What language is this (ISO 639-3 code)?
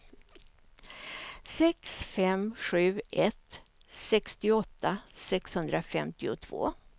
swe